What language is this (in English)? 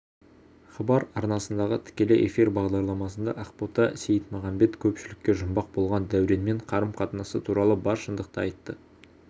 Kazakh